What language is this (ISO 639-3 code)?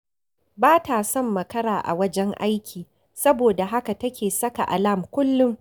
hau